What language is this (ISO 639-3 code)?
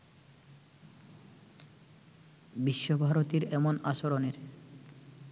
ben